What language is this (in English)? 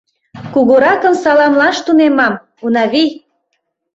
Mari